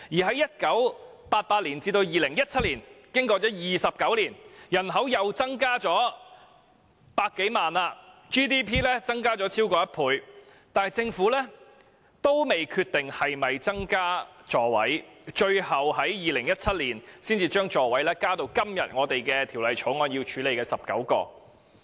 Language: Cantonese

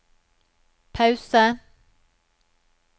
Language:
Norwegian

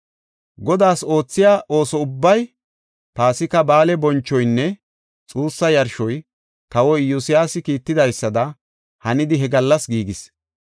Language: Gofa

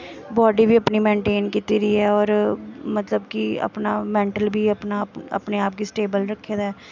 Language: Dogri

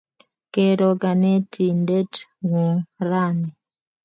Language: Kalenjin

